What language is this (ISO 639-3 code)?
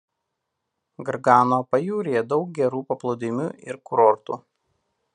lit